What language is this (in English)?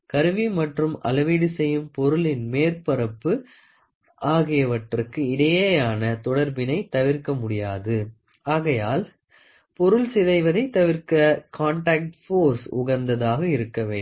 Tamil